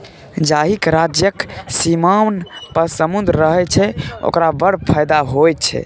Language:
Maithili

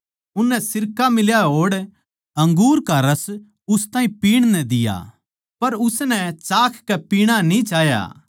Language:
Haryanvi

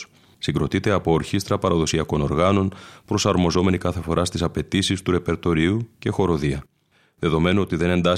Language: Greek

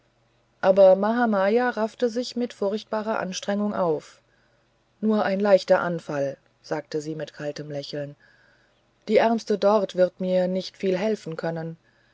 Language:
German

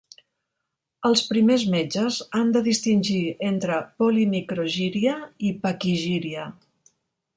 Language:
Catalan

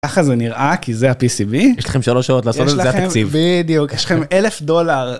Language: Hebrew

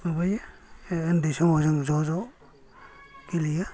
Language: Bodo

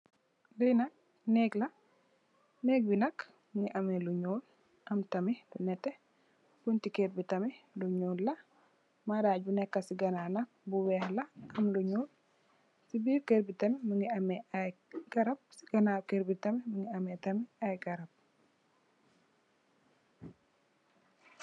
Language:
Wolof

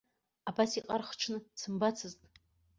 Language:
Abkhazian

